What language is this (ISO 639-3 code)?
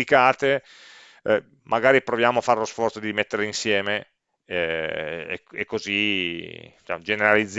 ita